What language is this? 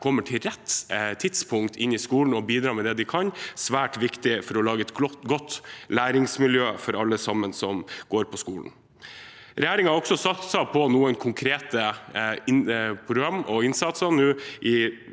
Norwegian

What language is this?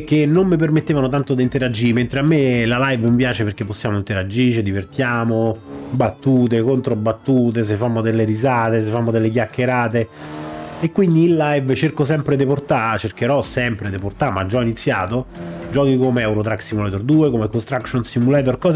Italian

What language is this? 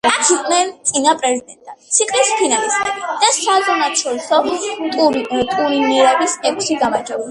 Georgian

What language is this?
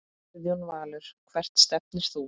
Icelandic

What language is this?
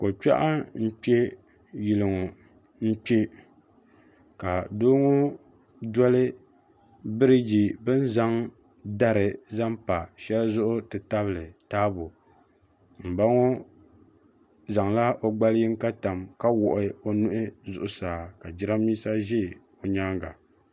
Dagbani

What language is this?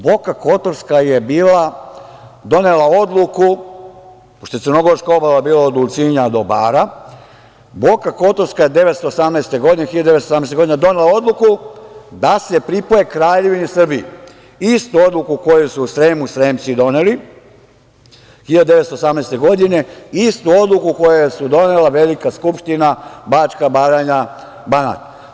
Serbian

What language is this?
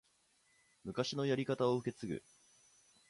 Japanese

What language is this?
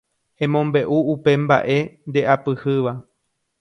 Guarani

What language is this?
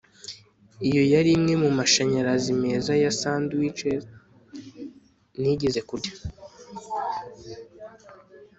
Kinyarwanda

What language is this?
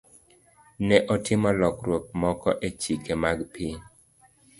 Luo (Kenya and Tanzania)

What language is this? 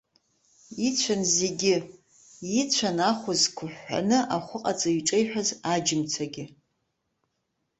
Abkhazian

